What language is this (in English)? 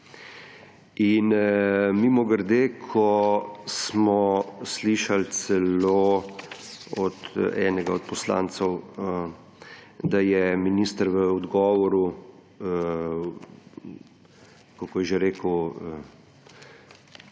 Slovenian